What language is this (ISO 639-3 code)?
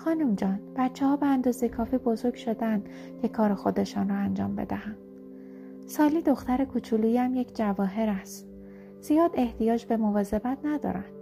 fas